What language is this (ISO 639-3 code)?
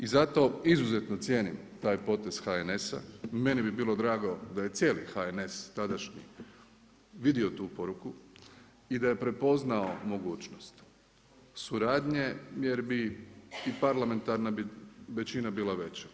hrv